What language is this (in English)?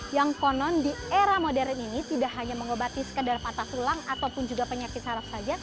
Indonesian